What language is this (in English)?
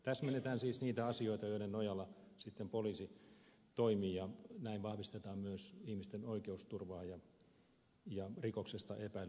Finnish